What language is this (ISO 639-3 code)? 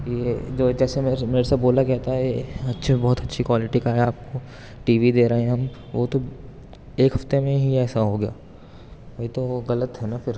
urd